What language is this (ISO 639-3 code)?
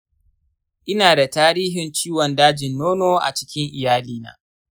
hau